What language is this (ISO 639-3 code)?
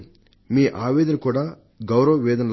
tel